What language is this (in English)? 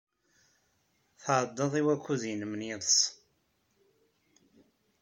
Kabyle